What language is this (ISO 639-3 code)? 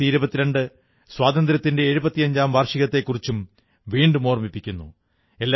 mal